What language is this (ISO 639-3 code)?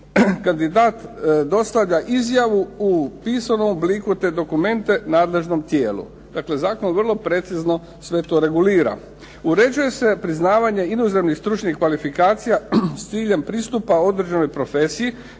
hrv